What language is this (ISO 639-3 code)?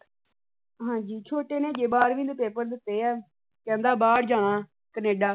pan